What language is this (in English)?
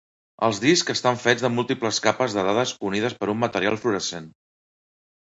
Catalan